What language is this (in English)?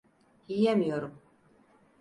Turkish